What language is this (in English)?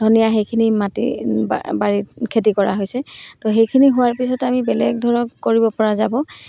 Assamese